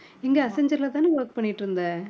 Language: Tamil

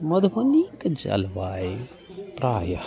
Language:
Maithili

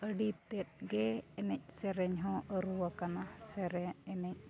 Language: Santali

